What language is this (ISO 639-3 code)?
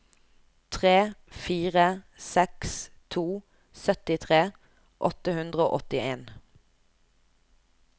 nor